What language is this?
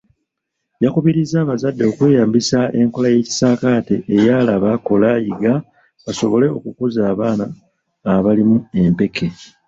Ganda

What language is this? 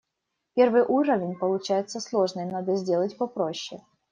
Russian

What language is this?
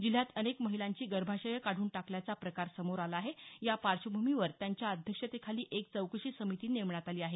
Marathi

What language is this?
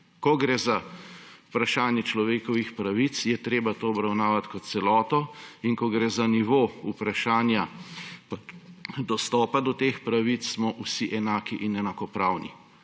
Slovenian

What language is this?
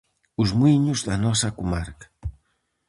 Galician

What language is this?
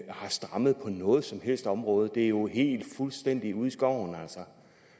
Danish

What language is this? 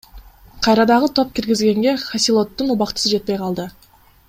Kyrgyz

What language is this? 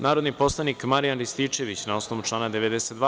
Serbian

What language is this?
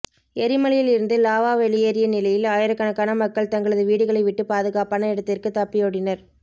Tamil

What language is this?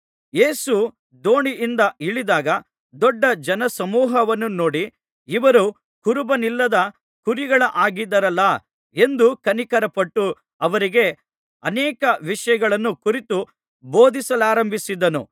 Kannada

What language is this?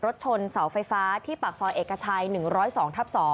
Thai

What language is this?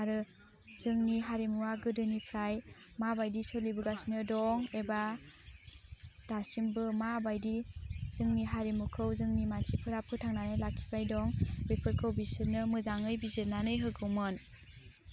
Bodo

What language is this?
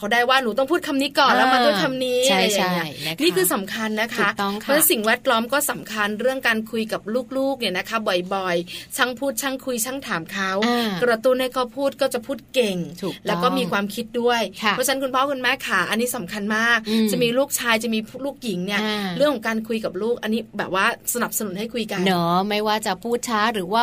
Thai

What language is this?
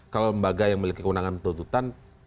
Indonesian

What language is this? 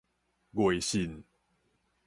Min Nan Chinese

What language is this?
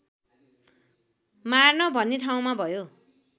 Nepali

